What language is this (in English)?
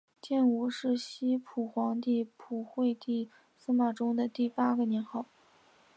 Chinese